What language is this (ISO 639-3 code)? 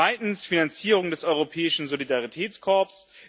deu